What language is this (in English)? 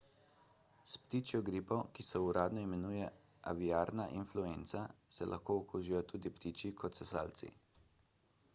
Slovenian